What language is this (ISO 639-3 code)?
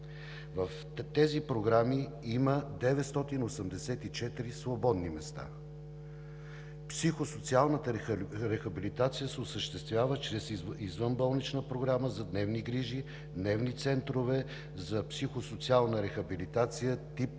bul